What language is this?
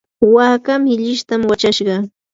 Yanahuanca Pasco Quechua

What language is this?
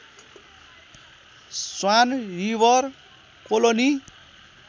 Nepali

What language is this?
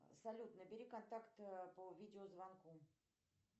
Russian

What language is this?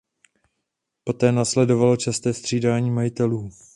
Czech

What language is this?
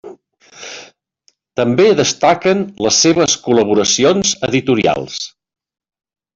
Catalan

